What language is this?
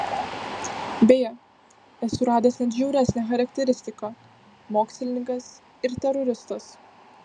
Lithuanian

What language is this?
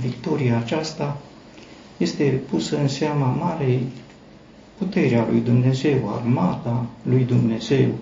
Romanian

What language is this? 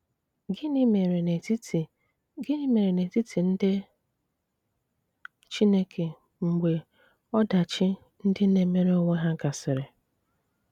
Igbo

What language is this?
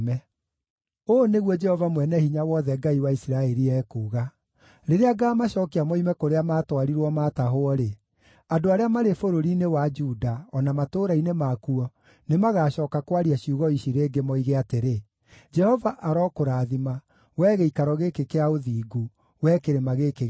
Kikuyu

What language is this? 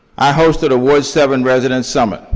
English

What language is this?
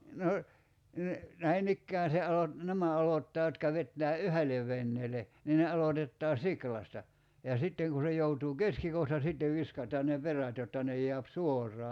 Finnish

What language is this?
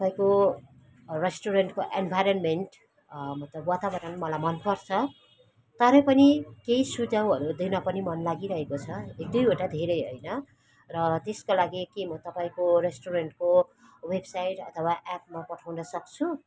Nepali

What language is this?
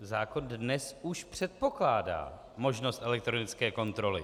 Czech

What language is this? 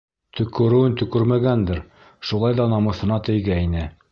Bashkir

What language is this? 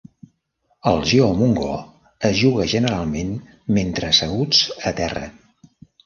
Catalan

